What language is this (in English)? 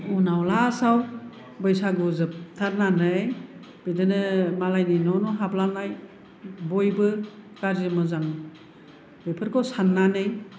Bodo